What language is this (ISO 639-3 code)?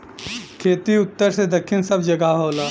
bho